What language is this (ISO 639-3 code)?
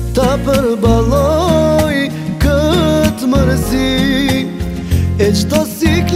ron